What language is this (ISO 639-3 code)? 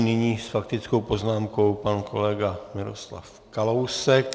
ces